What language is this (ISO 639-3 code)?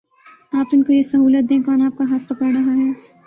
urd